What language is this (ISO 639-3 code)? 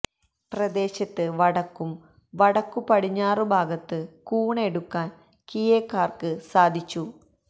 mal